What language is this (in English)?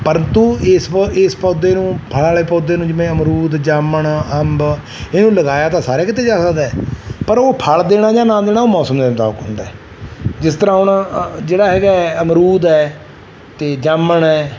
Punjabi